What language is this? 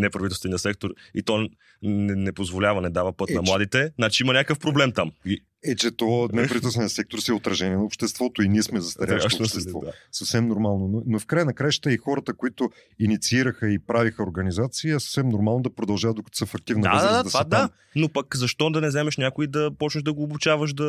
Bulgarian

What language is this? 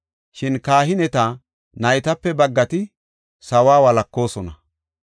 Gofa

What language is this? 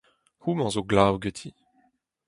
Breton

